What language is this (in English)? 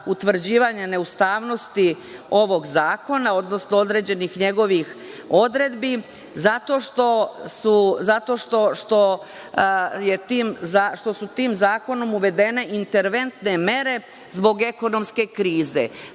Serbian